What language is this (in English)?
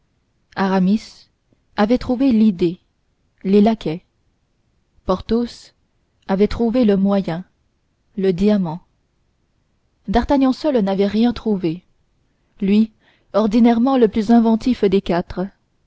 French